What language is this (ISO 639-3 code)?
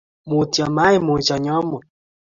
kln